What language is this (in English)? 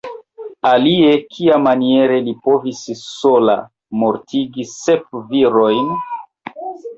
Esperanto